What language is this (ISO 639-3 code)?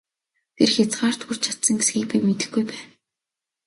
mon